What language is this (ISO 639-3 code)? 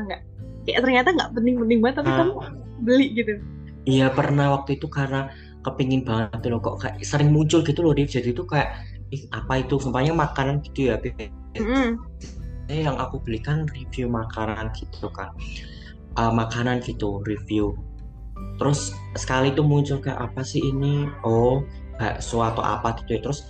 ind